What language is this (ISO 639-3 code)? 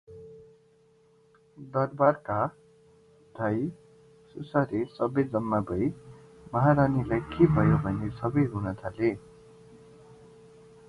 nep